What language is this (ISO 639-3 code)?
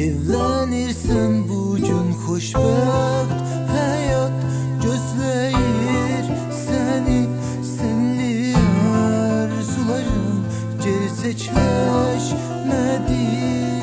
tur